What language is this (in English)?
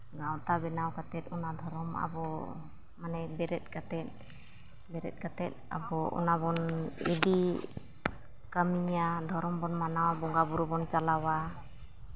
Santali